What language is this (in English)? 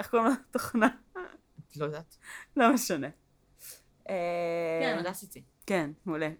Hebrew